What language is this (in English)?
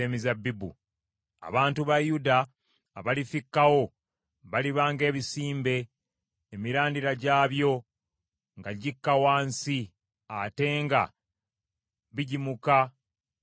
Ganda